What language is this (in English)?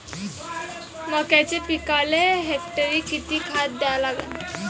Marathi